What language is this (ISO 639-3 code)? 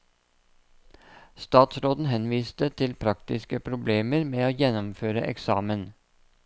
nor